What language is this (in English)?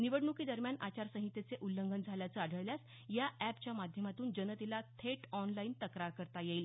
Marathi